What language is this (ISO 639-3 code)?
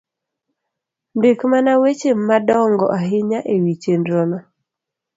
luo